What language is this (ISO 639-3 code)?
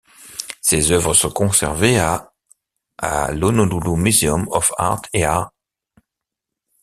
fra